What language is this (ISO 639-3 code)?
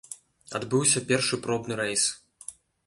bel